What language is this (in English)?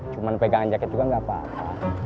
Indonesian